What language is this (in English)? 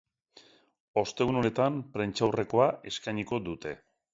Basque